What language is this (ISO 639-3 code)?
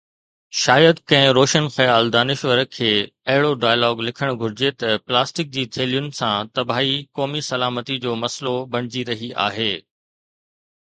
snd